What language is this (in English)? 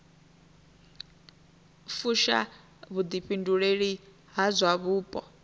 Venda